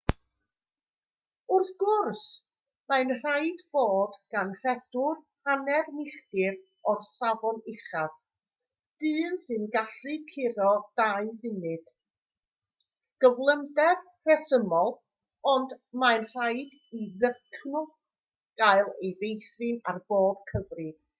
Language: Welsh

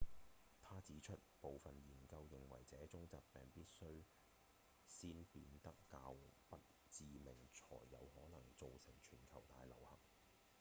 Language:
Cantonese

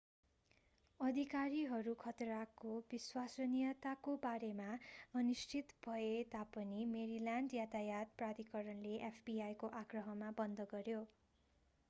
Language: Nepali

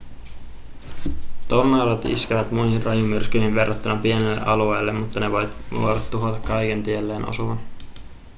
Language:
Finnish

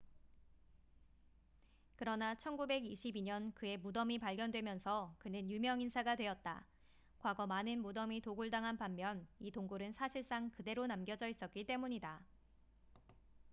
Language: Korean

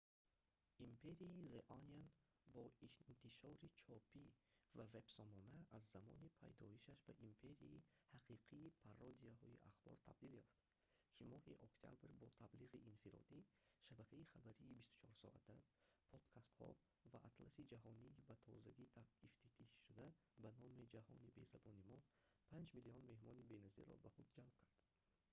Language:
Tajik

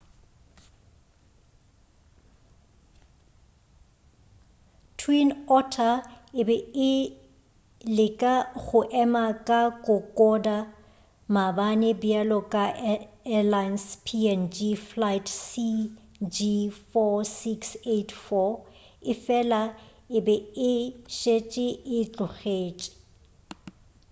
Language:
Northern Sotho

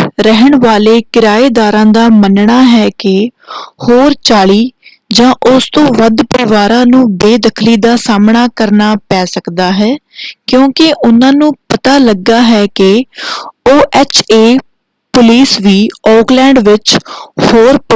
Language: Punjabi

